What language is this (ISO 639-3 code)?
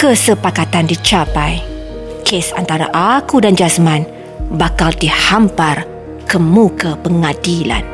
msa